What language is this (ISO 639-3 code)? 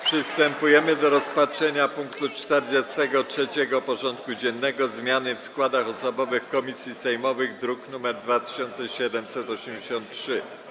pol